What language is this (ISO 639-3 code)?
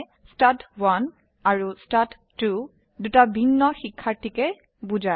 asm